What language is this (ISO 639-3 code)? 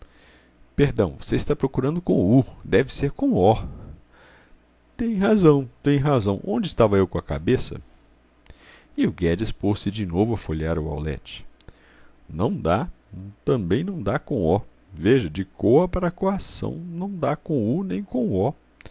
por